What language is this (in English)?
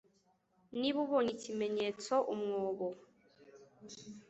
Kinyarwanda